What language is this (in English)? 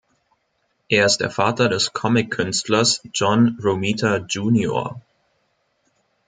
German